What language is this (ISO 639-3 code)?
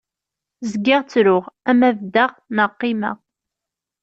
kab